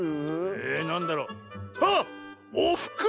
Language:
Japanese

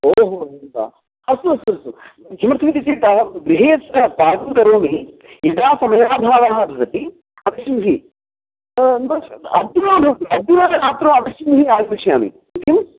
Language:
Sanskrit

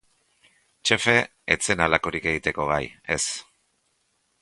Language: Basque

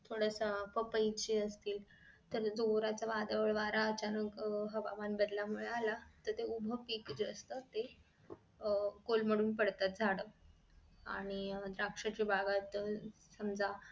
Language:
Marathi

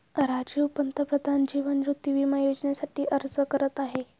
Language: Marathi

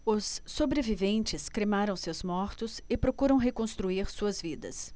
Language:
Portuguese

